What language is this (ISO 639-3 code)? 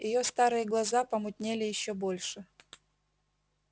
rus